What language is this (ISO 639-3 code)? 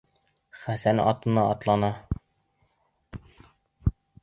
bak